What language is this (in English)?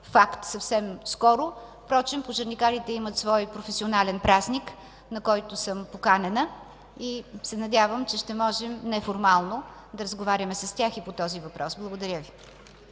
Bulgarian